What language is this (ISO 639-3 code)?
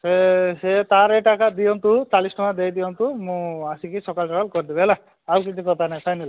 ori